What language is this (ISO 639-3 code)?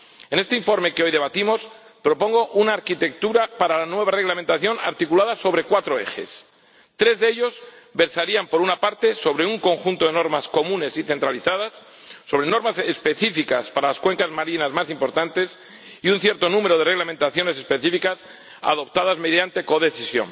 spa